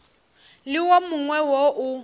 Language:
Northern Sotho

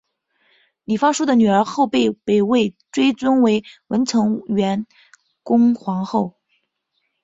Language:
Chinese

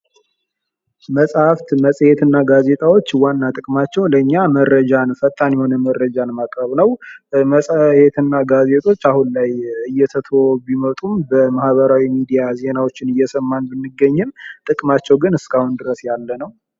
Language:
Amharic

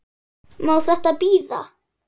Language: Icelandic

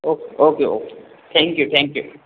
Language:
Marathi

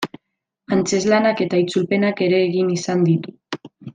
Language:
Basque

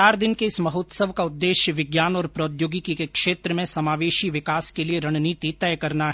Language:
Hindi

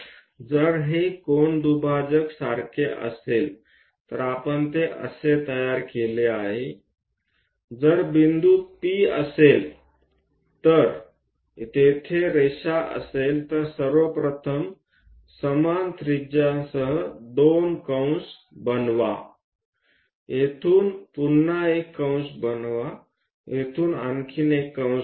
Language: Marathi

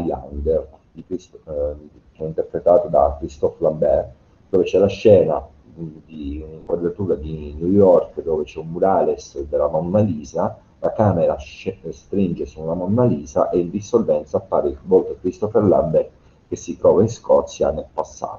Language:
Italian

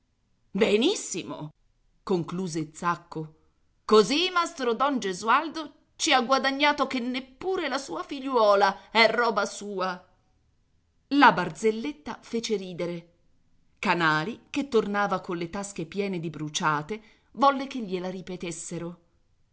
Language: Italian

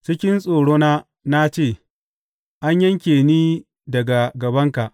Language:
Hausa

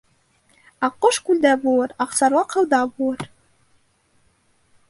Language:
Bashkir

